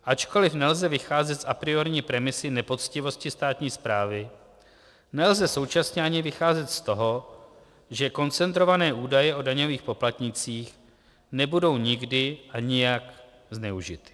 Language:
Czech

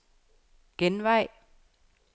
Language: Danish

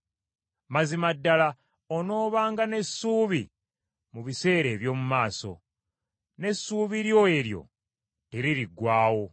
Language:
Ganda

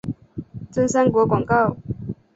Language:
Chinese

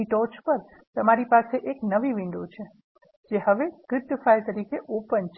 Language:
Gujarati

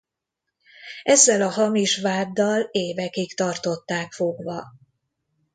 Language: Hungarian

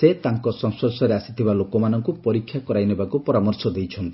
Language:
Odia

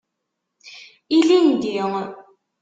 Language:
Kabyle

